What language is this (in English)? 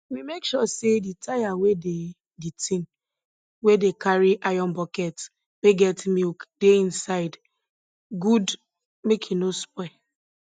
Nigerian Pidgin